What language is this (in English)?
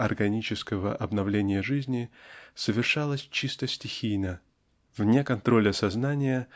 Russian